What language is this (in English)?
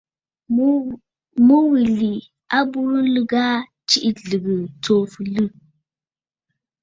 Bafut